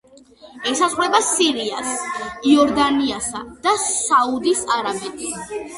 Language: Georgian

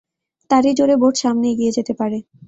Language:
Bangla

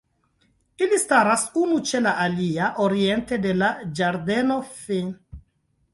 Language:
Esperanto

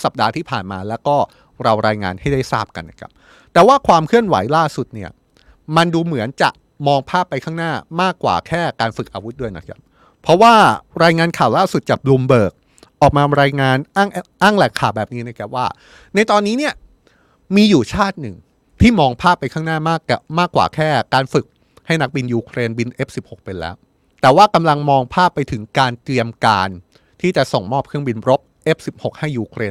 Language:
Thai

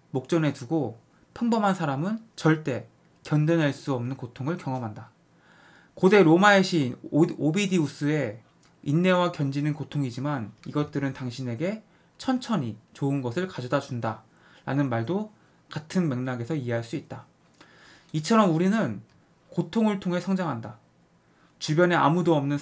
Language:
Korean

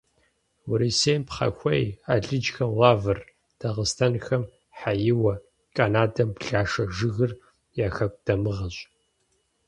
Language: Kabardian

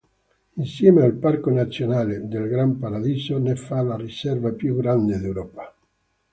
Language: Italian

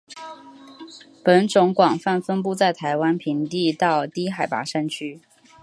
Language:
Chinese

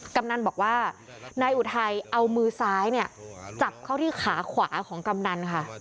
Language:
Thai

